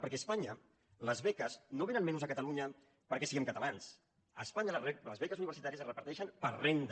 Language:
Catalan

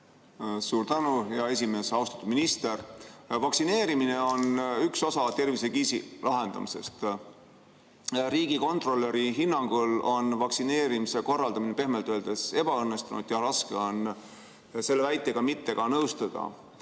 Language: Estonian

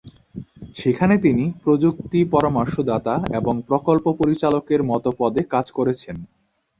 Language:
Bangla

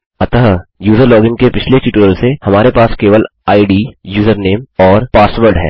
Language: Hindi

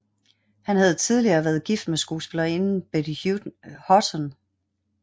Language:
Danish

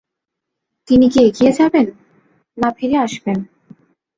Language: Bangla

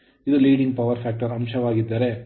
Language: Kannada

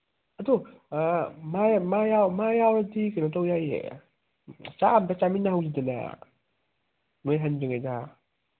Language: Manipuri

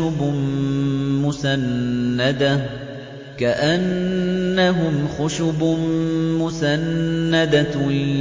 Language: Arabic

